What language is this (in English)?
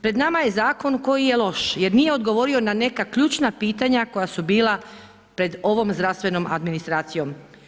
Croatian